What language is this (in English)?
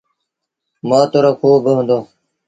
Sindhi Bhil